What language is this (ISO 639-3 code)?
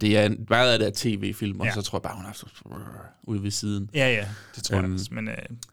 dan